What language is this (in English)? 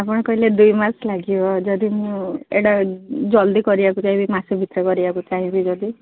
Odia